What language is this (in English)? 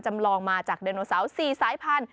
Thai